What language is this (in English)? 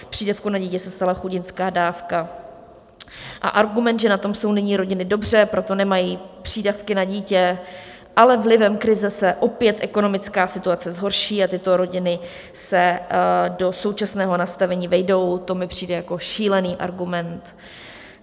Czech